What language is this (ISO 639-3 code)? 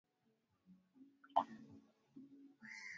swa